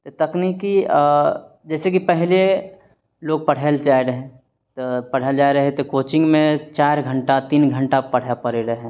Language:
Maithili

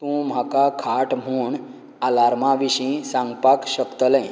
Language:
Konkani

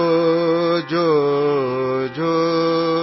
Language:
Hindi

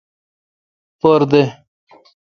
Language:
Kalkoti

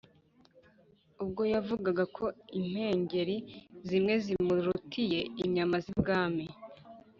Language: Kinyarwanda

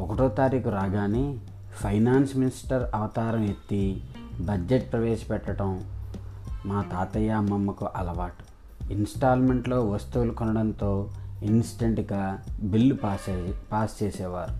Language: Telugu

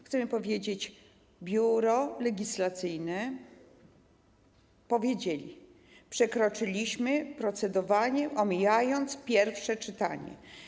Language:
Polish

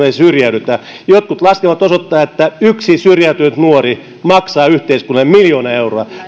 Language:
Finnish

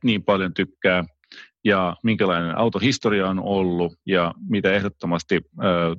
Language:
Finnish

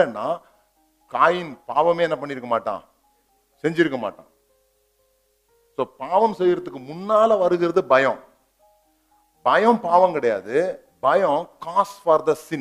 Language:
Tamil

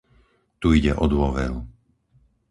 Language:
Slovak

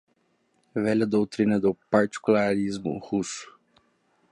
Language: Portuguese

